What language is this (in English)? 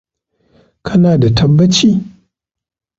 Hausa